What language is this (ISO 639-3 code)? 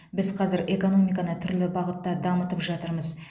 kaz